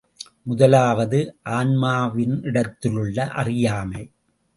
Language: Tamil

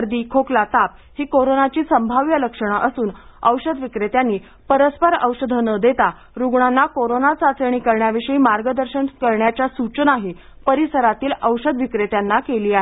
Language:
Marathi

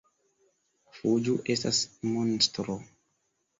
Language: Esperanto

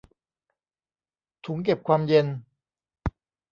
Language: Thai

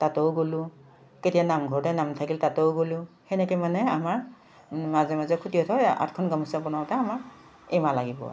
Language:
Assamese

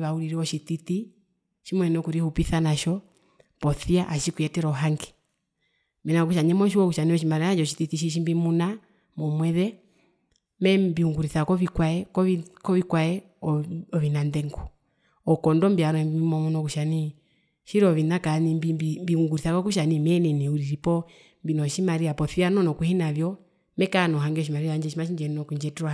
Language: Herero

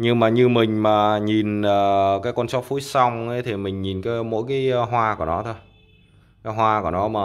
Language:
Vietnamese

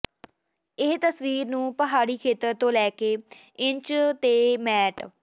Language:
Punjabi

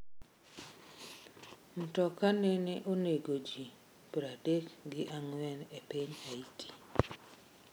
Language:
Luo (Kenya and Tanzania)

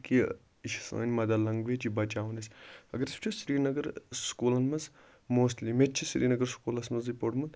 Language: Kashmiri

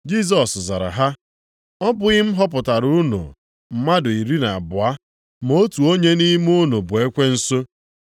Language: Igbo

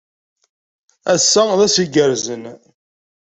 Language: Kabyle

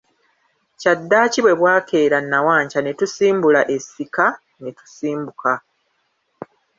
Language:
Ganda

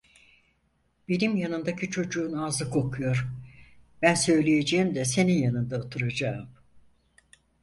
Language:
Turkish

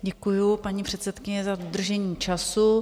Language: Czech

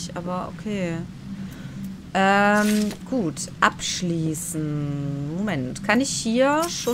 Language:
German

